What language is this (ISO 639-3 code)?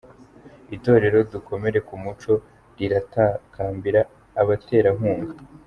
kin